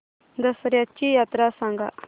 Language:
Marathi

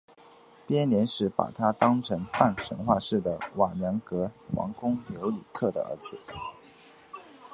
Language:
Chinese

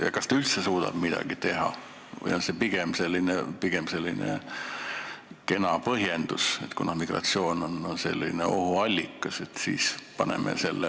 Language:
Estonian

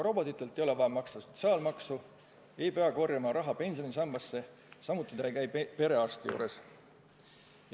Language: Estonian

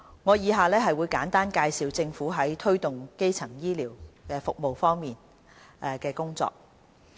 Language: Cantonese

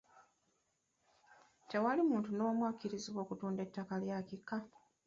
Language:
Ganda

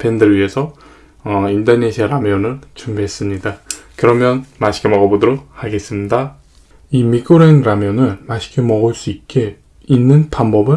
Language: Korean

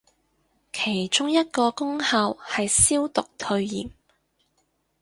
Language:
Cantonese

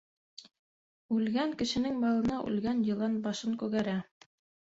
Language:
Bashkir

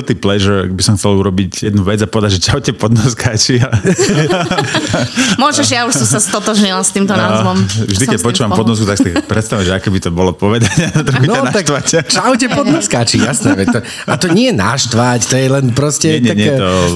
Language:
Slovak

